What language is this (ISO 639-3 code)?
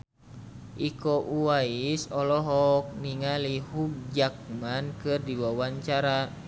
sun